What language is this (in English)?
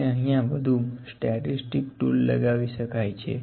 Gujarati